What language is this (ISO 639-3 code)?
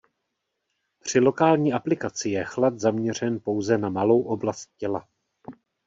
ces